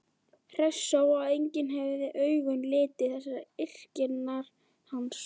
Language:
Icelandic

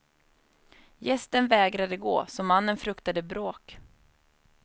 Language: Swedish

